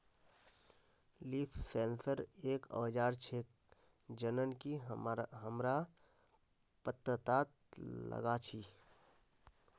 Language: Magahi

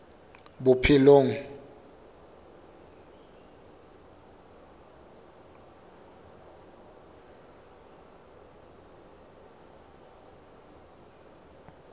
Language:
Southern Sotho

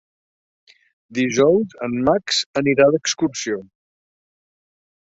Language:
Catalan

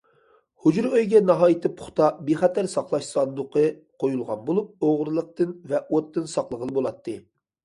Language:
Uyghur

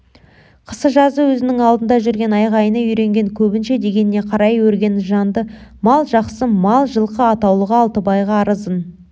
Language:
Kazakh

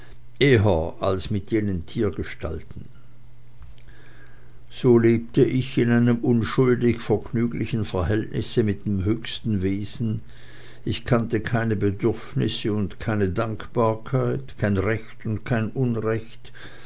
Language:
German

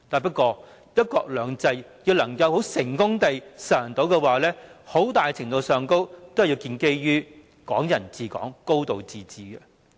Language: Cantonese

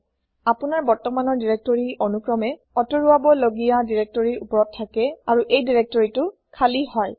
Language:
Assamese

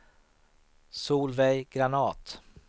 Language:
Swedish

